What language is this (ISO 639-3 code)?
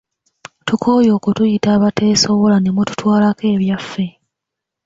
lug